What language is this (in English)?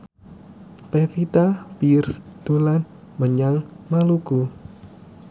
Javanese